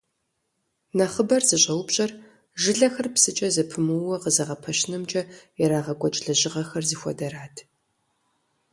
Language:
Kabardian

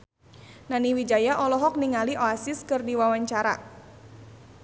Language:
Sundanese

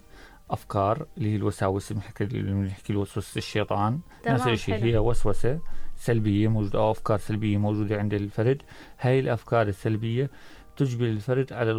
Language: Arabic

